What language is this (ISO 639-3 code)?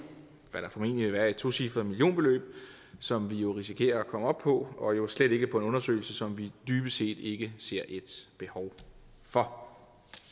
dan